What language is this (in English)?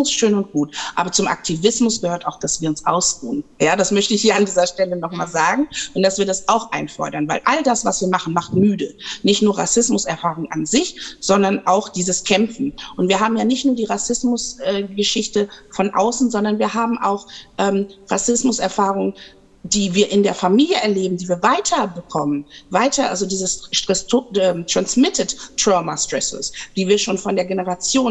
German